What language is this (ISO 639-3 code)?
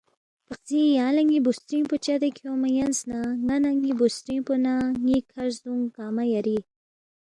bft